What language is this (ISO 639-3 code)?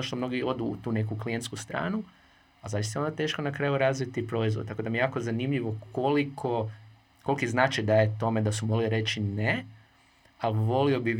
hrv